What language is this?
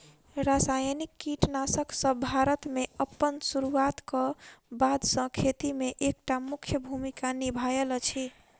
Maithili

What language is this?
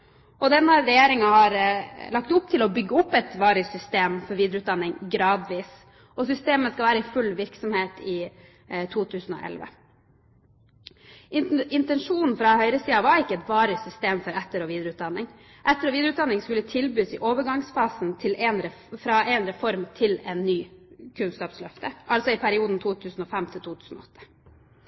Norwegian Bokmål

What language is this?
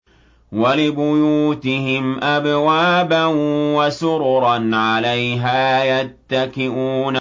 Arabic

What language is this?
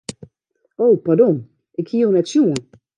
Western Frisian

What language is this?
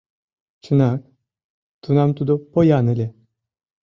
Mari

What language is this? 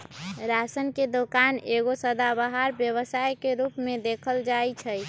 Magahi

